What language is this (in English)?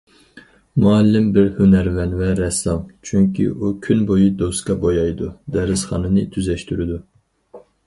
Uyghur